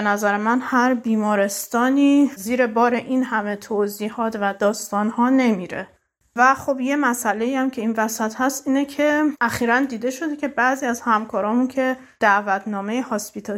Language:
Persian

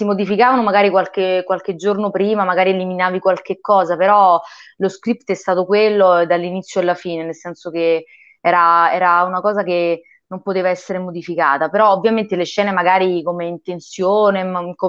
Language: Italian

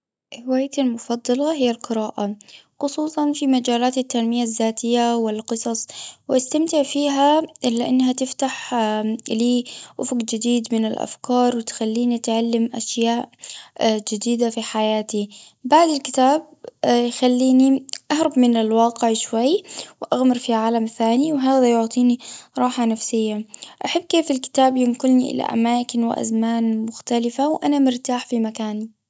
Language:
Gulf Arabic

